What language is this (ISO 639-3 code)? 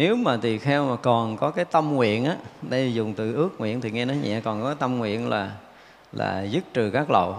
vie